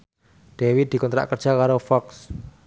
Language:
Javanese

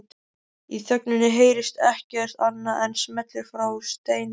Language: Icelandic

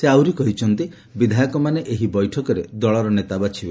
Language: Odia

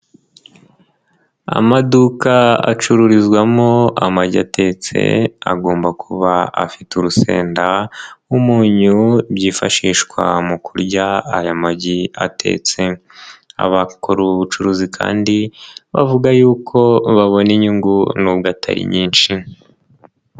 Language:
Kinyarwanda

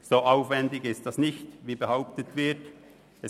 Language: Swiss German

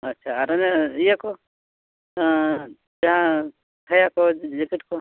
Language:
Santali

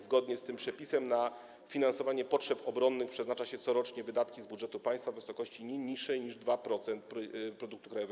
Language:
Polish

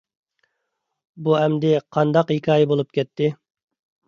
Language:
Uyghur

